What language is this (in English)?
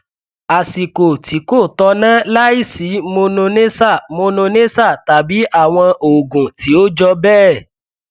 Yoruba